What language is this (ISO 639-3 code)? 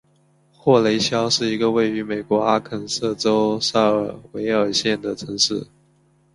zho